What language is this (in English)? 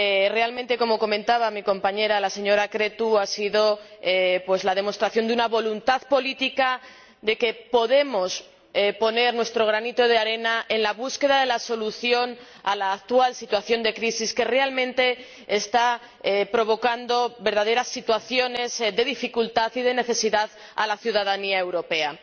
Spanish